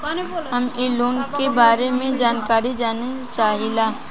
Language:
Bhojpuri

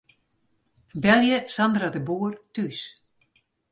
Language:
Western Frisian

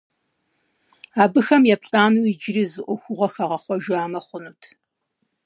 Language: Kabardian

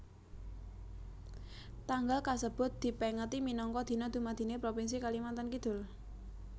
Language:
Javanese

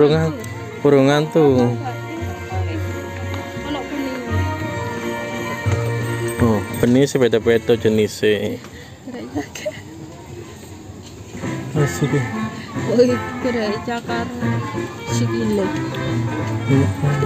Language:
Indonesian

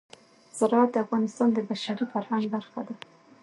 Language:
Pashto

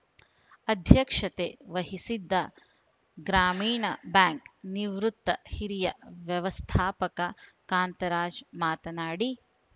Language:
Kannada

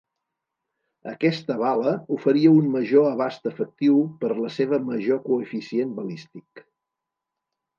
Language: Catalan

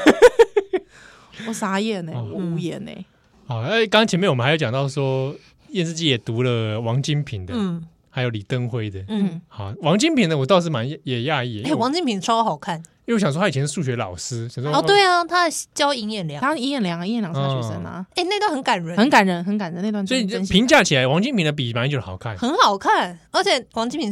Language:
Chinese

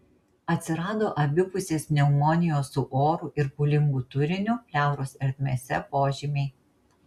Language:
Lithuanian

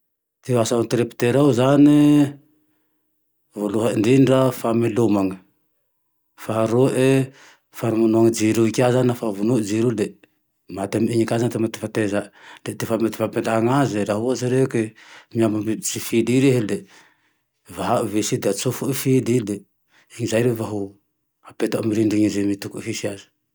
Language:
Tandroy-Mahafaly Malagasy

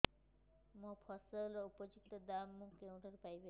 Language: Odia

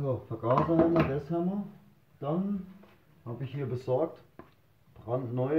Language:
German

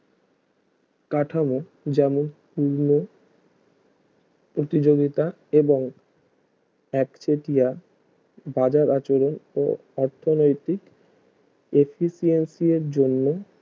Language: Bangla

